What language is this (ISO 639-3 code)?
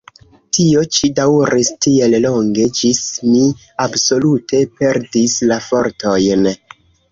epo